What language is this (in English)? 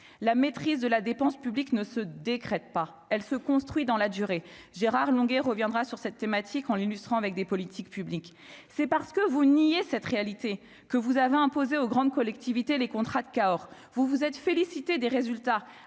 French